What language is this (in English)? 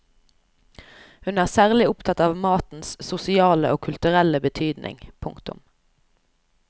Norwegian